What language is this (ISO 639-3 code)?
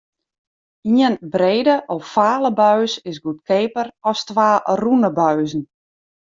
fry